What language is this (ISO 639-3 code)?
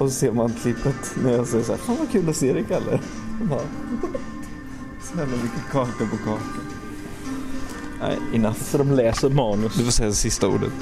swe